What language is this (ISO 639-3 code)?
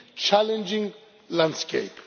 eng